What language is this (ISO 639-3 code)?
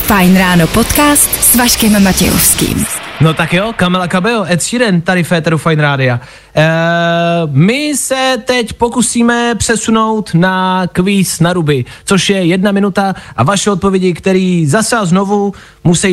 ces